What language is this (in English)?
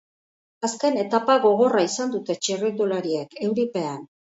Basque